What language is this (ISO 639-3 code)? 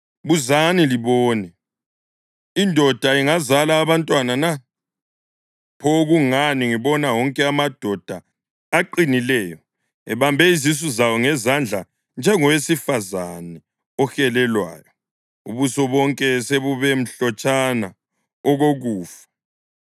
nde